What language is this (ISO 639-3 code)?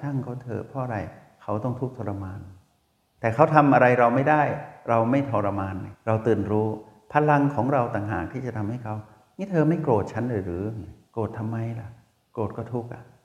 tha